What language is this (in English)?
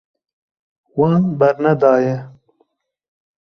Kurdish